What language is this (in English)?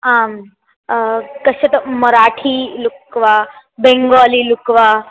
Sanskrit